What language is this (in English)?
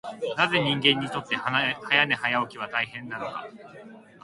Japanese